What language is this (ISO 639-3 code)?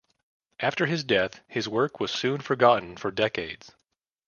eng